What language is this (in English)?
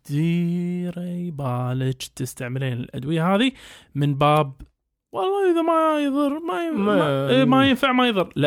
Arabic